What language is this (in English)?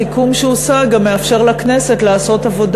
Hebrew